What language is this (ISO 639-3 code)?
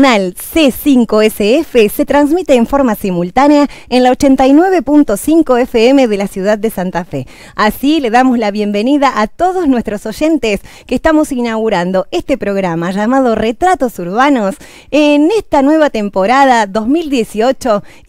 spa